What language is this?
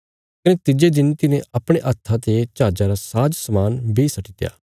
Bilaspuri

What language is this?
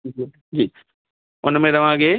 Sindhi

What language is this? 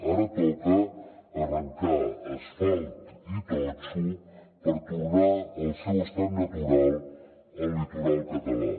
Catalan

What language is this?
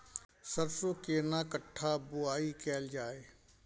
Maithili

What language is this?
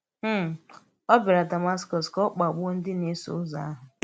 Igbo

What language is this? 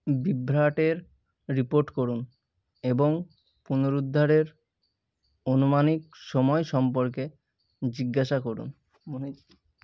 Bangla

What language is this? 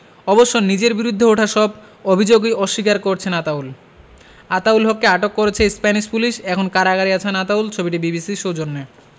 Bangla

